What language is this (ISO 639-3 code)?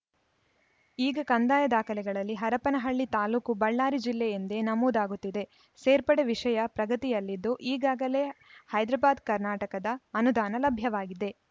kan